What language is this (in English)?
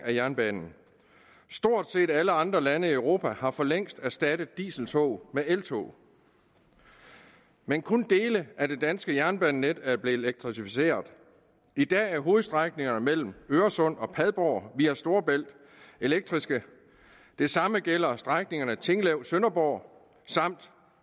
Danish